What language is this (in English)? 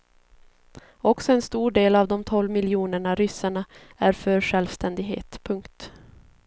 Swedish